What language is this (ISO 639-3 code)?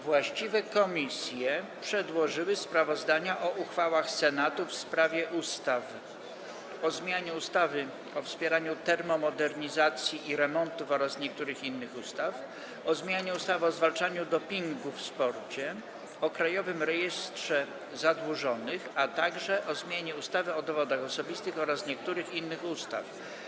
pol